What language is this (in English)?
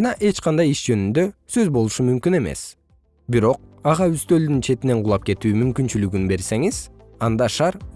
Kyrgyz